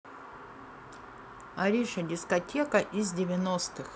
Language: Russian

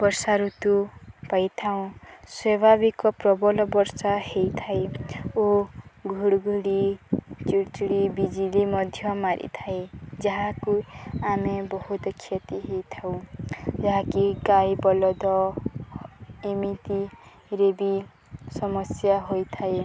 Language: Odia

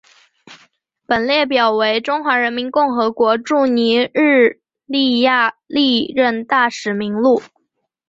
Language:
Chinese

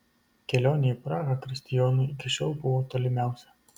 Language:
Lithuanian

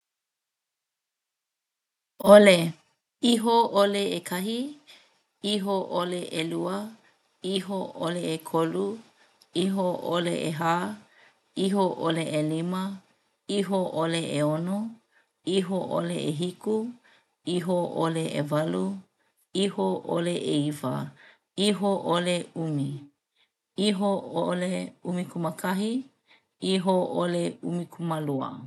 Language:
Hawaiian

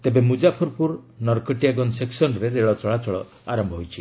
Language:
Odia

